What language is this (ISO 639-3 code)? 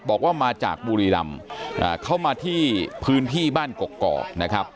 tha